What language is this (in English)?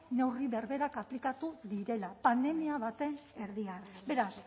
Basque